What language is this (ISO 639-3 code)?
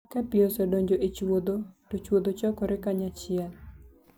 luo